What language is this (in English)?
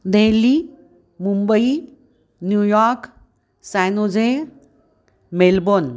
Sanskrit